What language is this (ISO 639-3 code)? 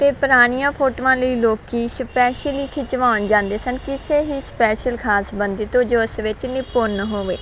pan